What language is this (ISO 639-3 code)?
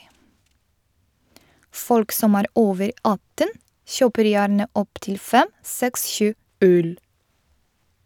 nor